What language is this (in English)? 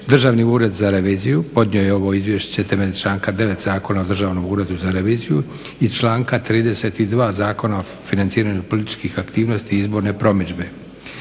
Croatian